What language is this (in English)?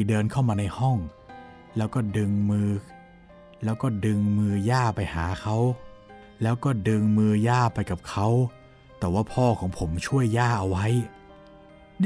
Thai